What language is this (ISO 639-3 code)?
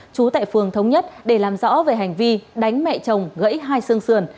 vie